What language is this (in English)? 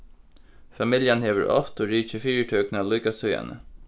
Faroese